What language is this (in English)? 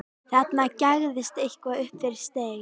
Icelandic